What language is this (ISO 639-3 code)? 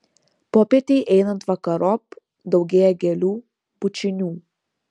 lit